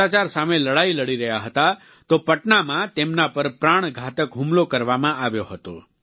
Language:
Gujarati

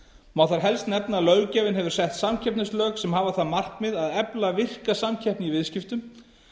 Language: Icelandic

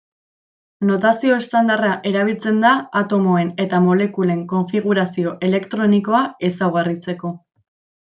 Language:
Basque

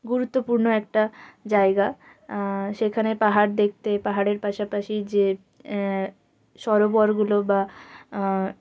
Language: Bangla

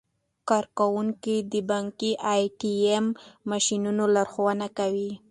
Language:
Pashto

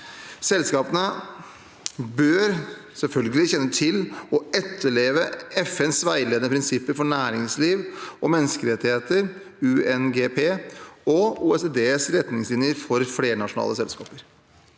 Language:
Norwegian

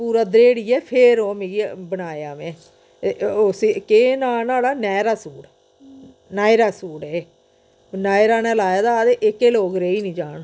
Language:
Dogri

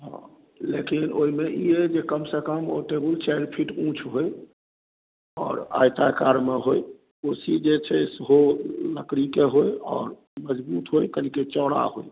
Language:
Maithili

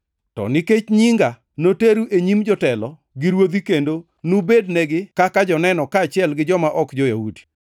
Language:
Luo (Kenya and Tanzania)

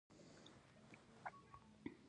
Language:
Pashto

